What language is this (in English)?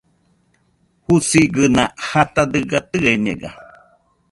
Nüpode Huitoto